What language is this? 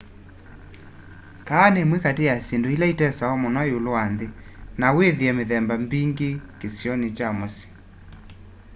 Kamba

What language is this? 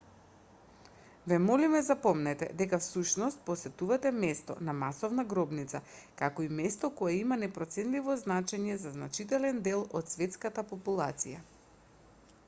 Macedonian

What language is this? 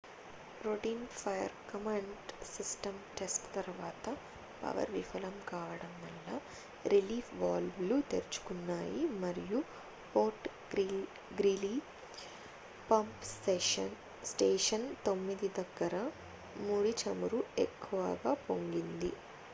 Telugu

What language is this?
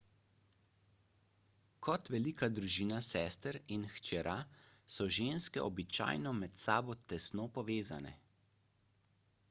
Slovenian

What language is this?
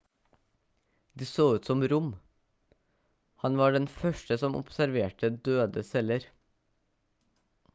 Norwegian Bokmål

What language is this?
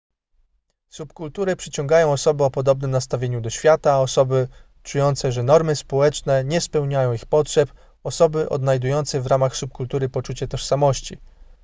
Polish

